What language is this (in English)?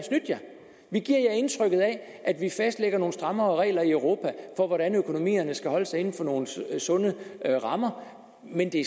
Danish